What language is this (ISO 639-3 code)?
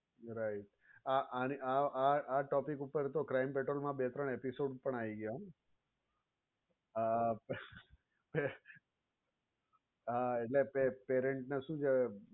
guj